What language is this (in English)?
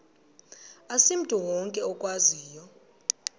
Xhosa